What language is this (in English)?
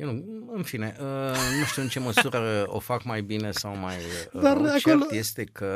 Romanian